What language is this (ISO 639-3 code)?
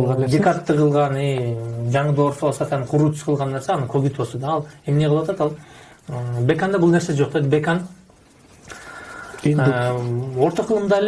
tur